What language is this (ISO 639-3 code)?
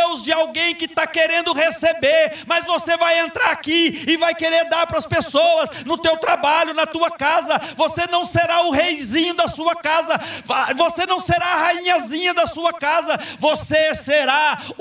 por